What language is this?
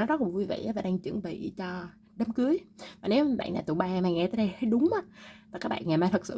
Vietnamese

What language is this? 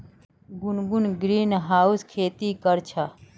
Magahi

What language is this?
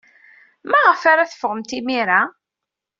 Kabyle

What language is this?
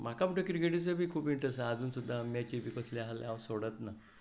Konkani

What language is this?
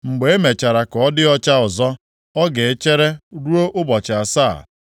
Igbo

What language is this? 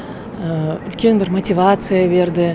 Kazakh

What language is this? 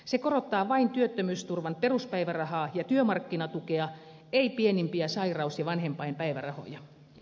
Finnish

